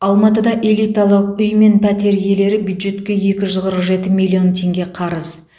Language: Kazakh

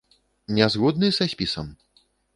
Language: Belarusian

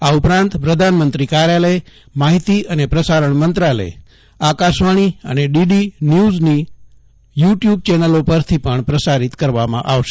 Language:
Gujarati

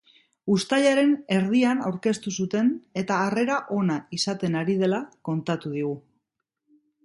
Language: Basque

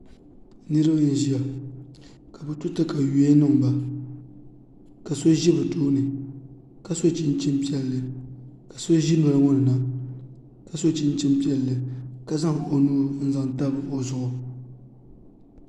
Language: Dagbani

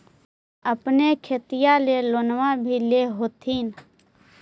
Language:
Magahi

